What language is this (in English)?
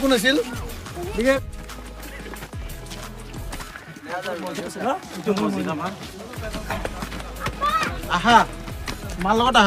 Indonesian